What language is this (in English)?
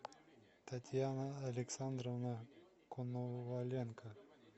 Russian